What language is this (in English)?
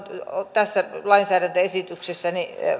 Finnish